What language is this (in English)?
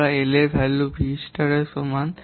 Bangla